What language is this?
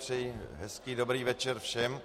Czech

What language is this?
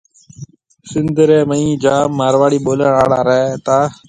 Marwari (Pakistan)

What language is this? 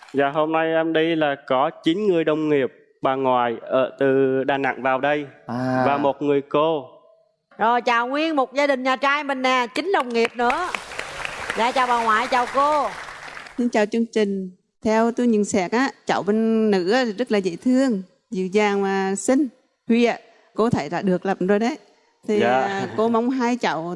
Vietnamese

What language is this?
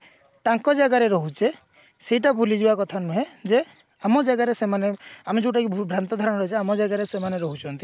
Odia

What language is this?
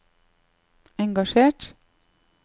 Norwegian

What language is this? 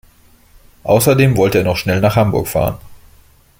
German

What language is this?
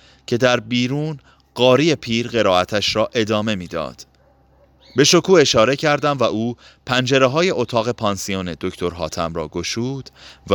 Persian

